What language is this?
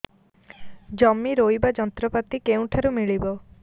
Odia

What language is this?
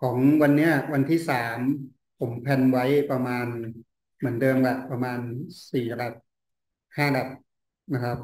Thai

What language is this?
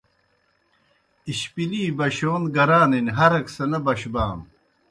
Kohistani Shina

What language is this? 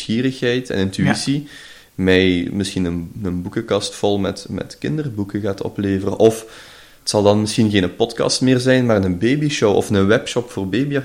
Dutch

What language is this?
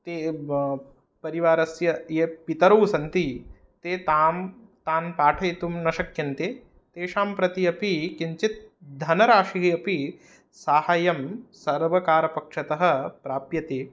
Sanskrit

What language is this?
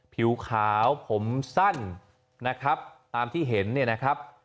Thai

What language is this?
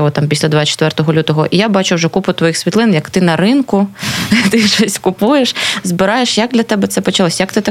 Ukrainian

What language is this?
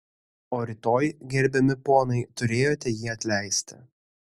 Lithuanian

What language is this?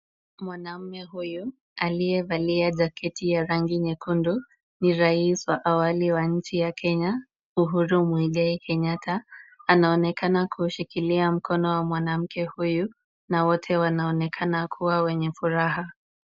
Swahili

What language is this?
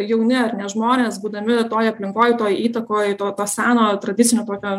Lithuanian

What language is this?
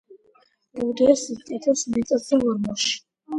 Georgian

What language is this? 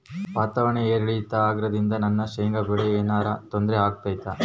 Kannada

